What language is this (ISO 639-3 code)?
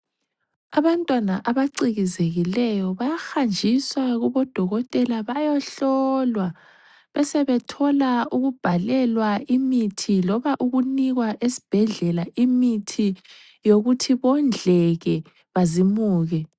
nde